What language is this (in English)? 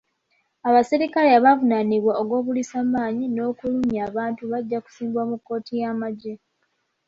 Ganda